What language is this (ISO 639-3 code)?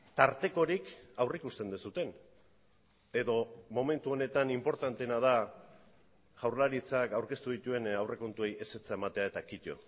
eus